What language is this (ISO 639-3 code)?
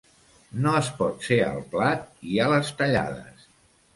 cat